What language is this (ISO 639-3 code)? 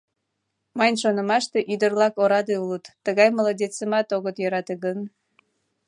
chm